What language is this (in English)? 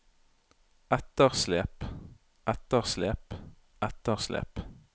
Norwegian